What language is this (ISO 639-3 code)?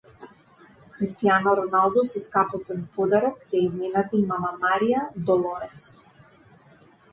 mkd